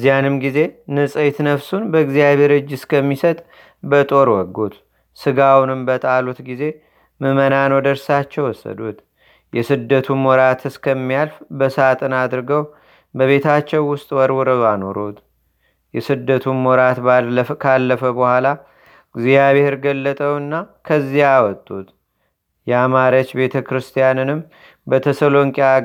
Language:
Amharic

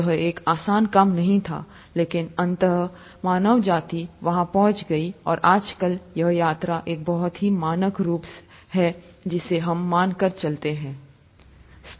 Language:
Hindi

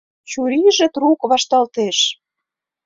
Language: Mari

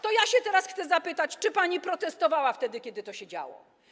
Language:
Polish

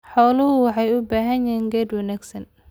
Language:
Somali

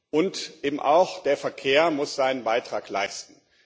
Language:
German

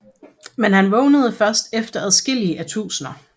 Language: Danish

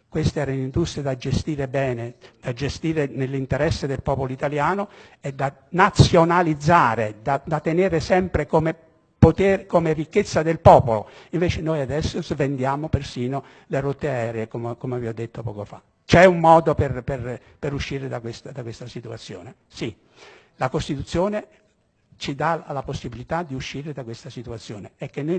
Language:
Italian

